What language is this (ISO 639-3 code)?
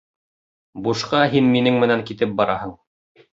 bak